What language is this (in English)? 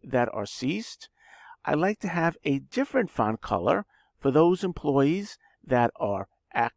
English